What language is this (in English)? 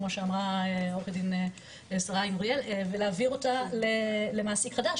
Hebrew